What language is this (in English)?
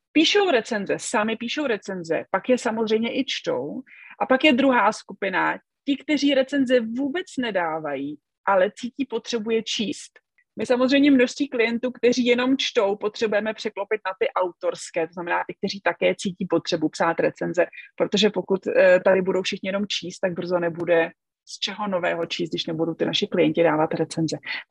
Czech